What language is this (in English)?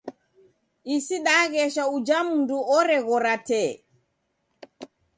Taita